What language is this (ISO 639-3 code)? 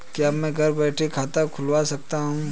hin